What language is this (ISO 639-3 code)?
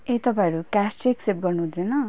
nep